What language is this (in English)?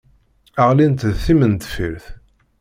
Kabyle